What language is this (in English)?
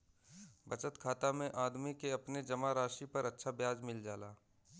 Bhojpuri